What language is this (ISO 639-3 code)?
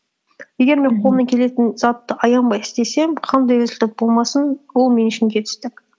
kaz